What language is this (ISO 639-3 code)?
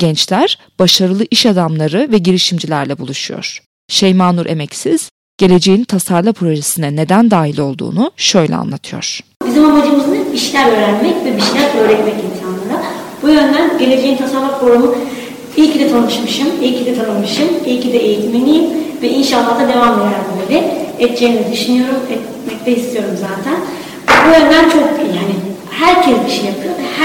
tur